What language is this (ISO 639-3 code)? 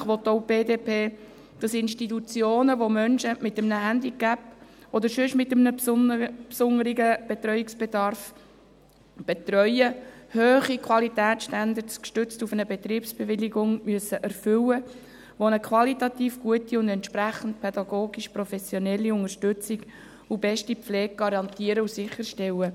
gsw